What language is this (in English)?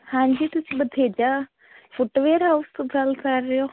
Punjabi